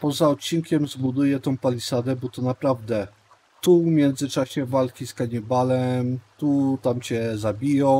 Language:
Polish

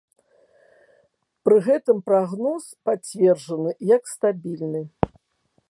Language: Belarusian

